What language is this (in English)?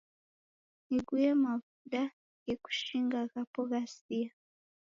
Taita